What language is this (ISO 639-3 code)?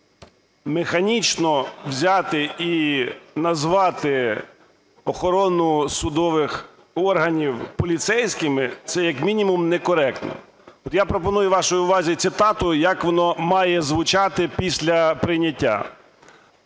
ukr